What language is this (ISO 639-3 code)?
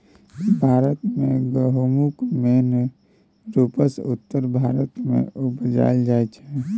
mai